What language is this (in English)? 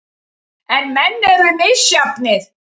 Icelandic